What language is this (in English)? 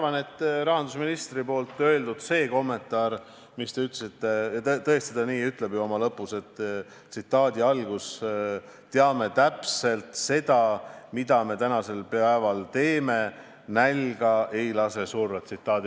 Estonian